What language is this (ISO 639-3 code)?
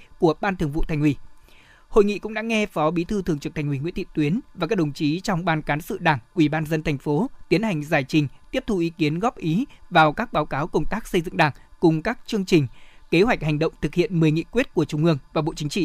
vie